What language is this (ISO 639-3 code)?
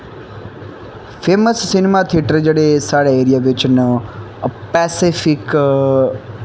doi